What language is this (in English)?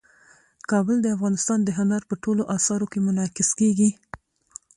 Pashto